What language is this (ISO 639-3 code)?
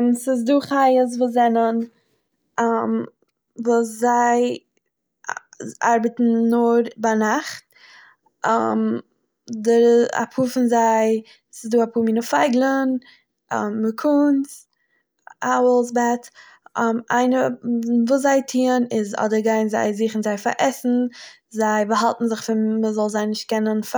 yid